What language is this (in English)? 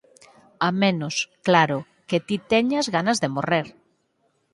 Galician